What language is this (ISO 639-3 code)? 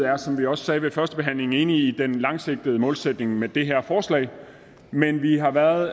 dan